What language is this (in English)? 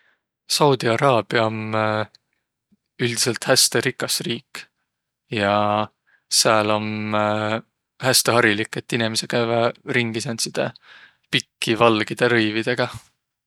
Võro